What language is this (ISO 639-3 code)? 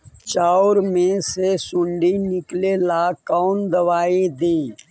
mag